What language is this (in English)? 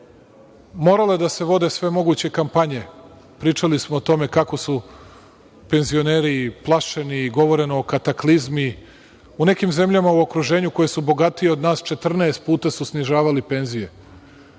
Serbian